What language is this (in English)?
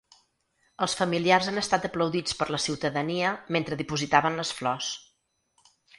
Catalan